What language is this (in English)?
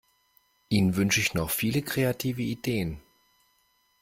German